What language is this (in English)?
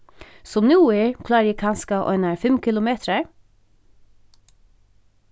Faroese